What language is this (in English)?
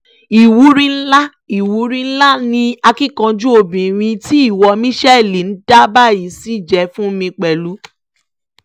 Yoruba